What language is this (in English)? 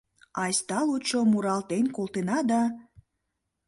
Mari